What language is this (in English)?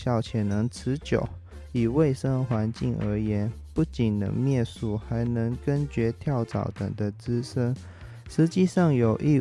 Chinese